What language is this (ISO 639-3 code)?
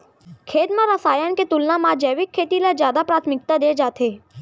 hne